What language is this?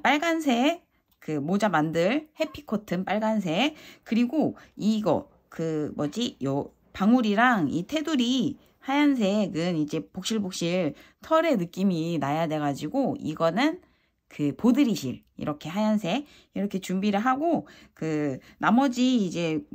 Korean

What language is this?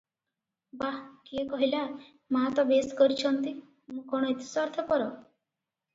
Odia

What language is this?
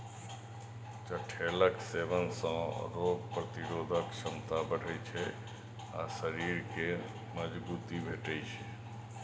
Maithili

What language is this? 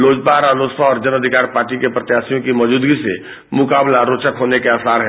Hindi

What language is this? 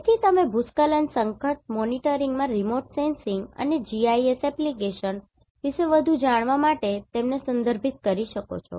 Gujarati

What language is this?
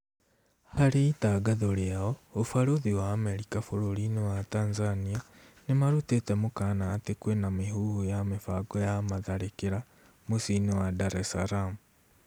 Kikuyu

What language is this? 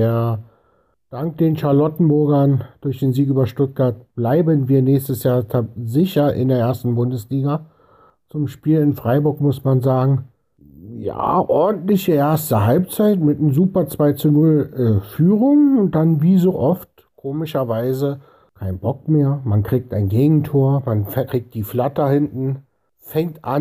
German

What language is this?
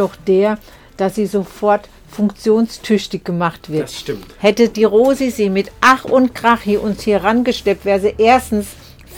German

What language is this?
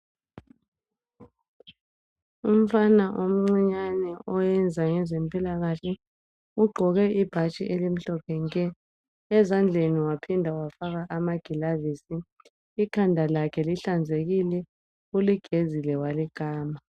North Ndebele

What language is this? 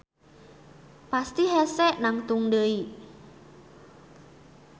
Sundanese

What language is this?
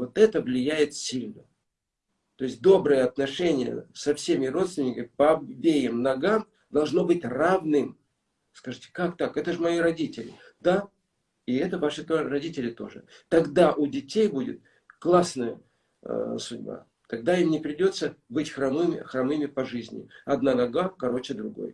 Russian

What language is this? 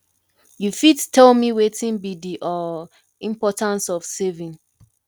Nigerian Pidgin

